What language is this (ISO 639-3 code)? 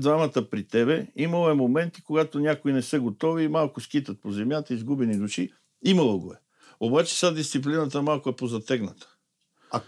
bul